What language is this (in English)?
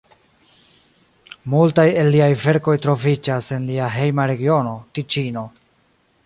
Esperanto